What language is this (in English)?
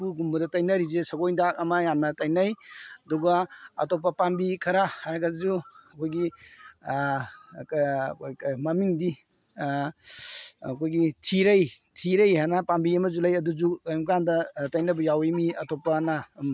Manipuri